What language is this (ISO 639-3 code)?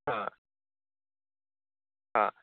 san